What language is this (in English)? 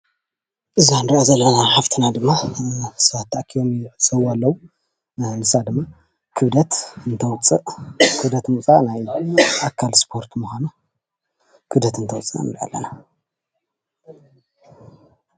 Tigrinya